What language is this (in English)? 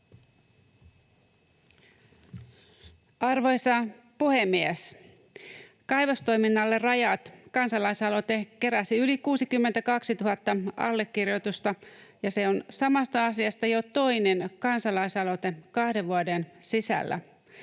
Finnish